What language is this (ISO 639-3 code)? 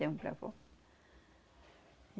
por